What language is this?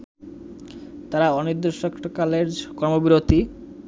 Bangla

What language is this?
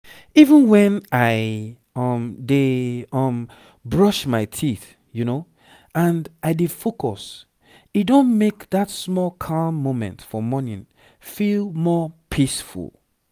Nigerian Pidgin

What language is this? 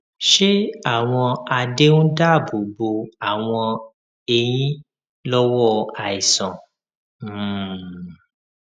Yoruba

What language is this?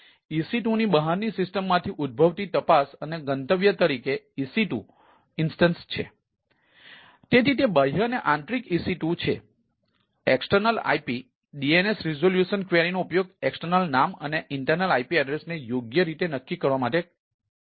Gujarati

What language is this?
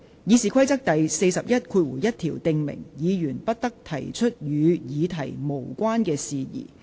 Cantonese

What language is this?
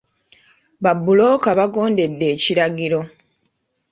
Ganda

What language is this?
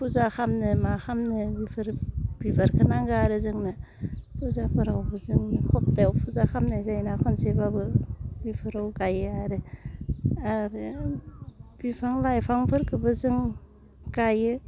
Bodo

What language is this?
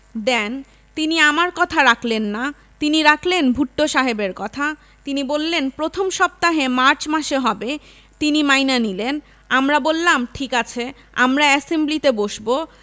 Bangla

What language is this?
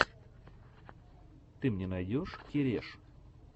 Russian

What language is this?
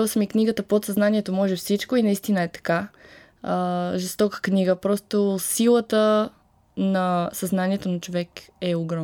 Bulgarian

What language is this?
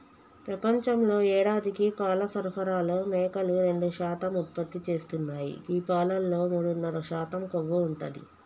Telugu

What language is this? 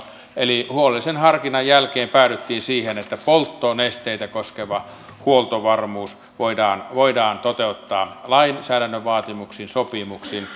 Finnish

